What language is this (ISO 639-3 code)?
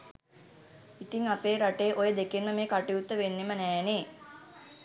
sin